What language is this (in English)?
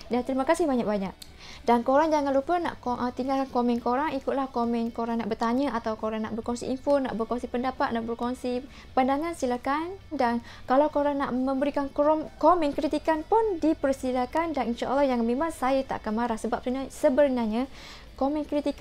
Malay